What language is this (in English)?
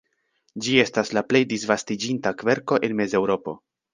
Esperanto